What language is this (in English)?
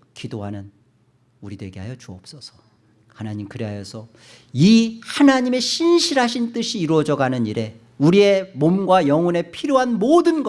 Korean